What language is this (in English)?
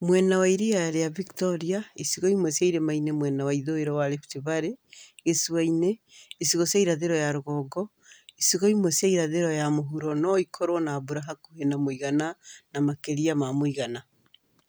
Kikuyu